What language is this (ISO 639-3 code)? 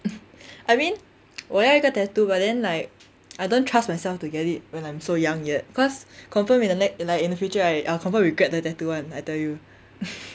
eng